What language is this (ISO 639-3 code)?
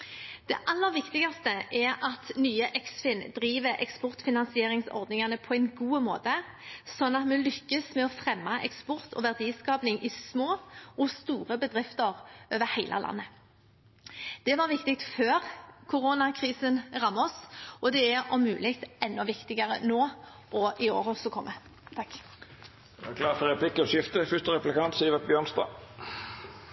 nor